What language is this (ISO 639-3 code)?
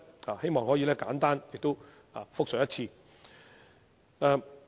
yue